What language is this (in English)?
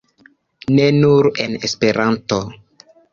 Esperanto